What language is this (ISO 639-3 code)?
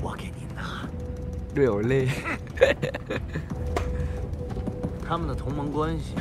vie